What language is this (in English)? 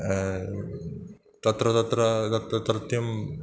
Sanskrit